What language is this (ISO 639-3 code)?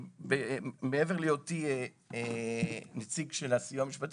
heb